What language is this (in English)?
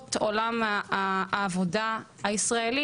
Hebrew